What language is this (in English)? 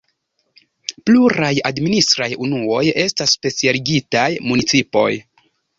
Esperanto